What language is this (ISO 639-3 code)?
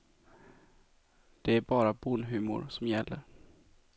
swe